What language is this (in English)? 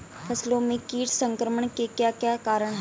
Hindi